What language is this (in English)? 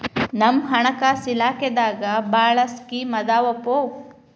Kannada